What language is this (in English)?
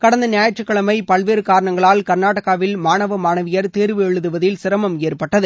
Tamil